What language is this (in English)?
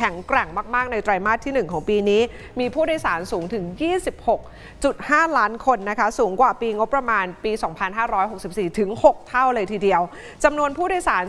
Thai